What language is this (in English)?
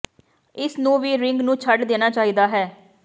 Punjabi